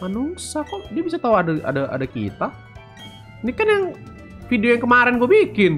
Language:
Indonesian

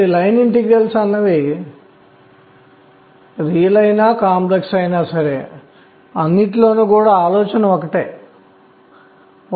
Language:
Telugu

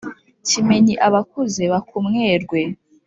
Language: Kinyarwanda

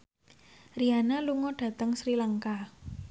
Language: Javanese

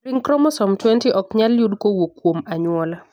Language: Luo (Kenya and Tanzania)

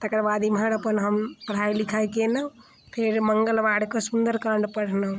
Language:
Maithili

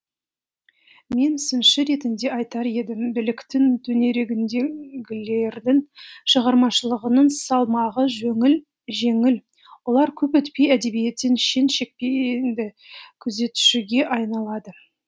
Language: Kazakh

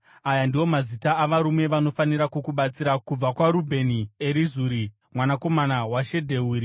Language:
Shona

